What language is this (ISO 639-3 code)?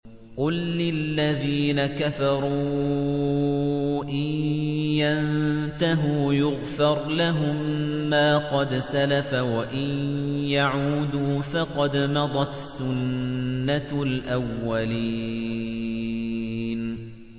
ara